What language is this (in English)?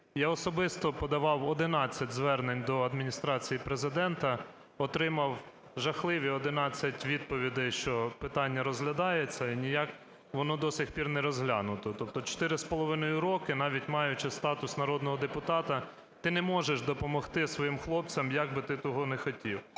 Ukrainian